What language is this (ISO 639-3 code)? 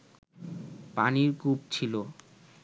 ben